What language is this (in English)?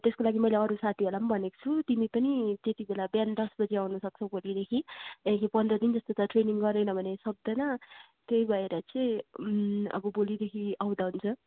Nepali